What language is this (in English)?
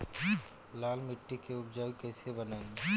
Bhojpuri